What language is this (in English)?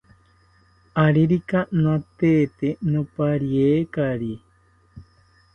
South Ucayali Ashéninka